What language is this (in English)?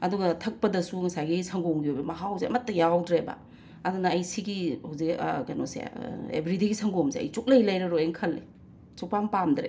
Manipuri